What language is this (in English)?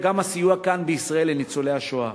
Hebrew